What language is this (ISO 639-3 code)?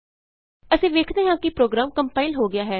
pan